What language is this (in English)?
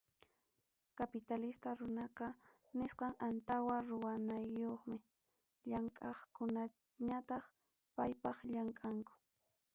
Ayacucho Quechua